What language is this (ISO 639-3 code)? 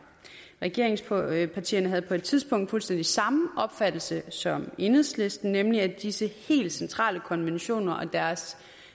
dan